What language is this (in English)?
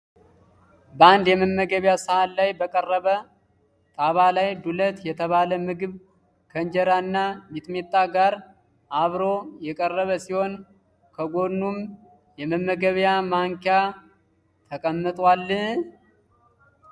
Amharic